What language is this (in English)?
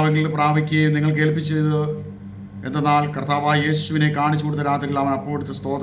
Malayalam